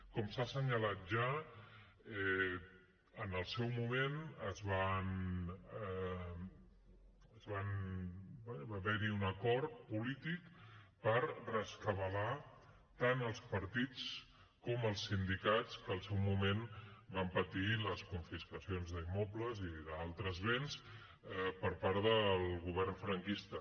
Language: Catalan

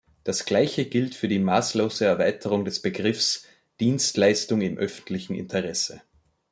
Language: German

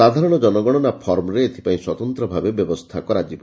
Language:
Odia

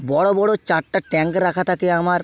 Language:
Bangla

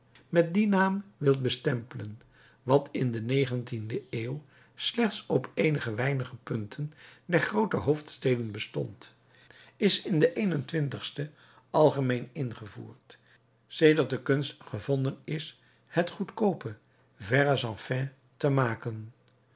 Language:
Dutch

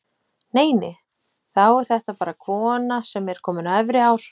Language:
Icelandic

